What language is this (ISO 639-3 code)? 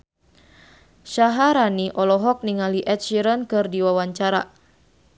sun